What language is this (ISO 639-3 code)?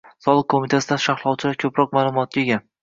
uzb